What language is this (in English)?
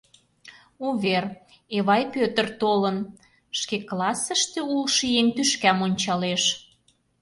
Mari